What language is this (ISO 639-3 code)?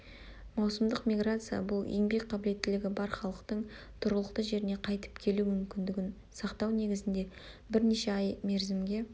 kaz